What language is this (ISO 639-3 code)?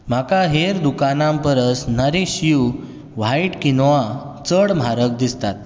kok